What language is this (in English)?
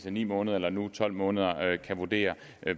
Danish